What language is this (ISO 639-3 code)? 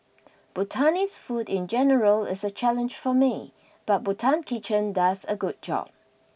eng